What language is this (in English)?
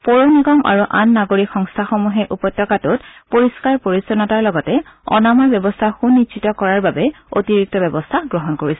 Assamese